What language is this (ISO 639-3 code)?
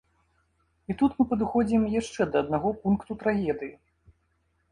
bel